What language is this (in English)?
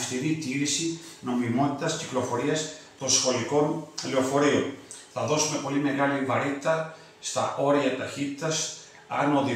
Greek